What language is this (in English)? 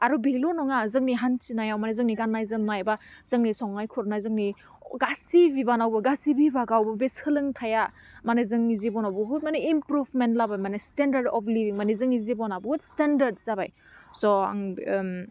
Bodo